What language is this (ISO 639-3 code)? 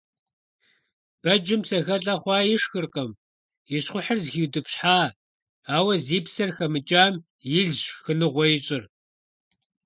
kbd